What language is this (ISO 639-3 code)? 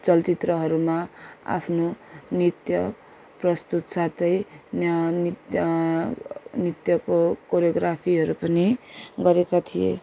nep